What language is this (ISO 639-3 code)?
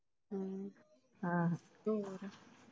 pan